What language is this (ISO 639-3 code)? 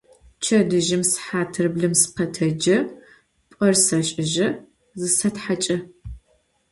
ady